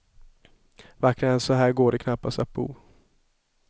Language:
Swedish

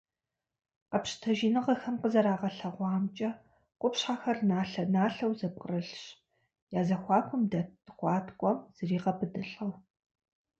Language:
Kabardian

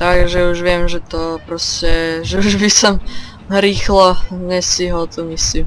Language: Slovak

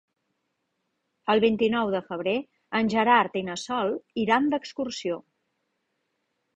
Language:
Catalan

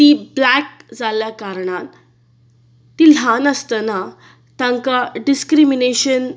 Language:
Konkani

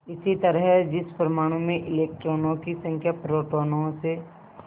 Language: Hindi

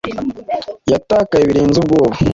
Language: Kinyarwanda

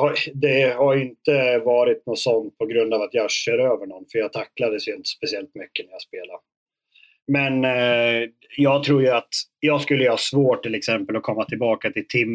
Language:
Swedish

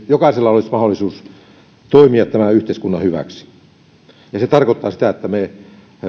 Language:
Finnish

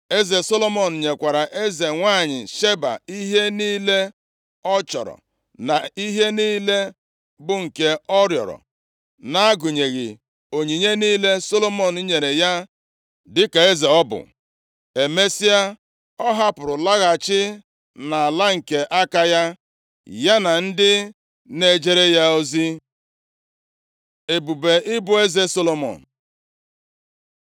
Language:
Igbo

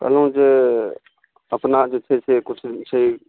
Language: Maithili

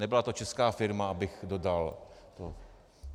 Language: Czech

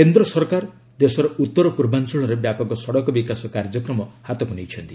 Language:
Odia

